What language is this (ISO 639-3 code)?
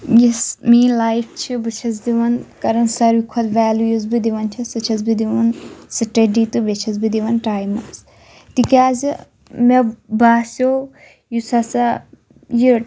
kas